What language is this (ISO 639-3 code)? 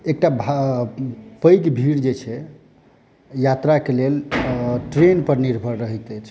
mai